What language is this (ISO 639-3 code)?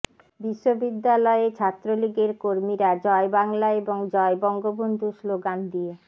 ben